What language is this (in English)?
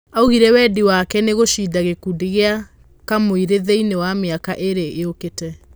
Kikuyu